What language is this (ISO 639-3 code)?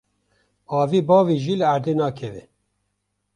kur